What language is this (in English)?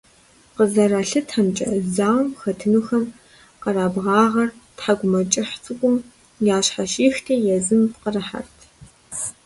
Kabardian